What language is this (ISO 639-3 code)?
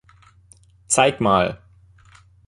deu